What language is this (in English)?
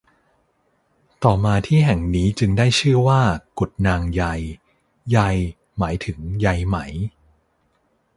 Thai